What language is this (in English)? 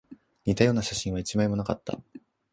Japanese